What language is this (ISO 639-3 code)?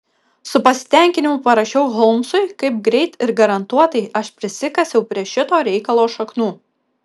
lit